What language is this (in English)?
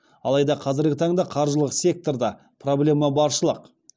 Kazakh